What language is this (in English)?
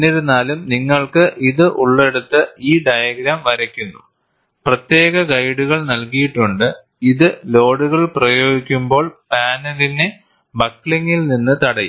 Malayalam